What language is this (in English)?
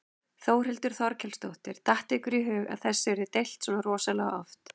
Icelandic